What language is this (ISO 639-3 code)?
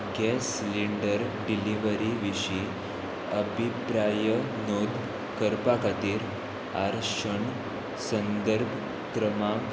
kok